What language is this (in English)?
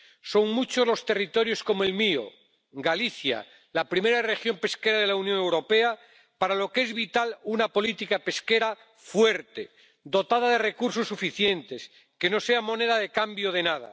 Spanish